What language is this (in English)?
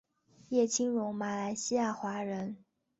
Chinese